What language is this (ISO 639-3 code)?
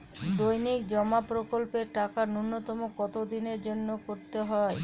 ben